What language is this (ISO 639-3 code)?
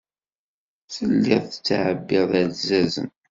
kab